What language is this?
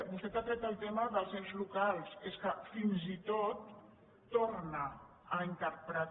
Catalan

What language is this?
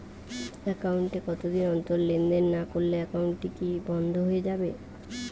Bangla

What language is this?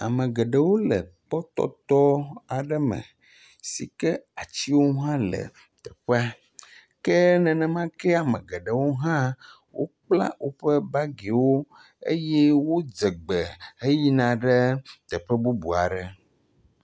Ewe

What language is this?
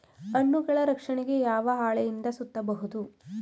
Kannada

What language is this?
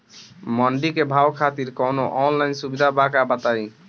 Bhojpuri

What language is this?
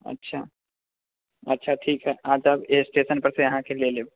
Maithili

